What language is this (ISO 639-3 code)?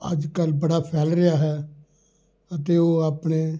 pan